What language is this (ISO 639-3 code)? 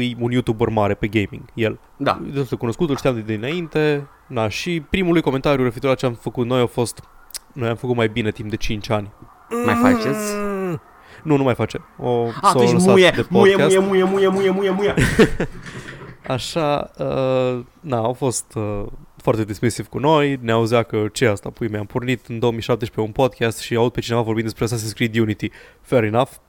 ron